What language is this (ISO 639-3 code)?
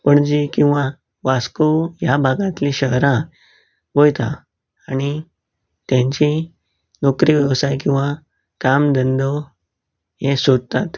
kok